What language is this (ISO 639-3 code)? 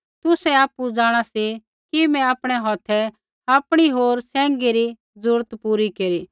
kfx